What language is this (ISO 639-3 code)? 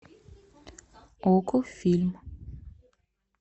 rus